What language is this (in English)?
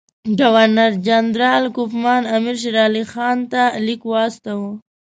Pashto